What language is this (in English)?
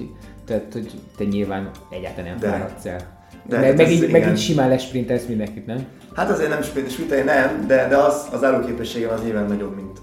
Hungarian